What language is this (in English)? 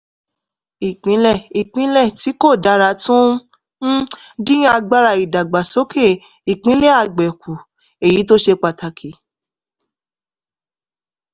Yoruba